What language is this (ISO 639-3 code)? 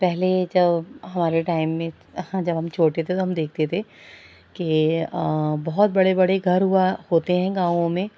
urd